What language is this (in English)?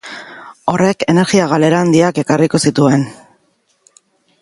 Basque